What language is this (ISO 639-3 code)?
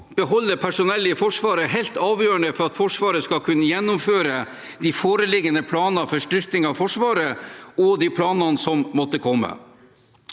nor